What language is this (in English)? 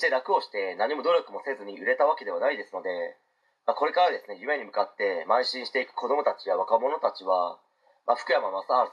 Japanese